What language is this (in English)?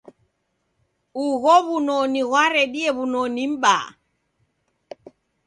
Taita